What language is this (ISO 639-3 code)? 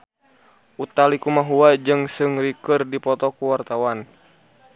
sun